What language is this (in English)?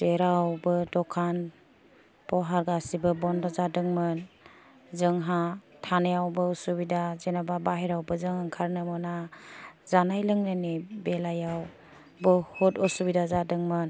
Bodo